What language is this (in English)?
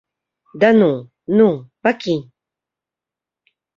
Belarusian